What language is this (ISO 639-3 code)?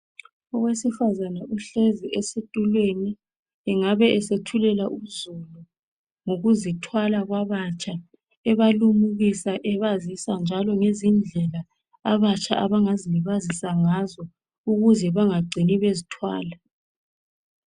nde